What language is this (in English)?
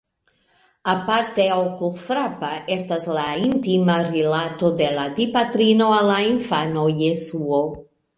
Esperanto